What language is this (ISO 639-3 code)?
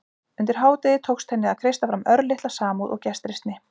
isl